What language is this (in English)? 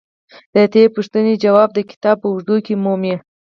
Pashto